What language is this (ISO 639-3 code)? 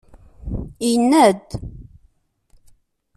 kab